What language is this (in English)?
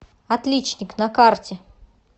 Russian